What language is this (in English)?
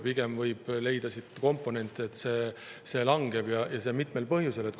Estonian